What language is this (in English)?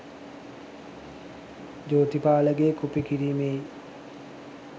Sinhala